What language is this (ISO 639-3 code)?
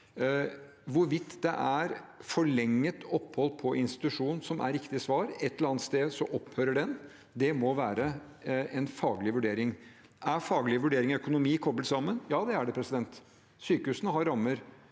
nor